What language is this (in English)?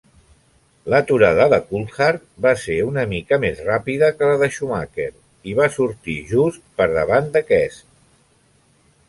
Catalan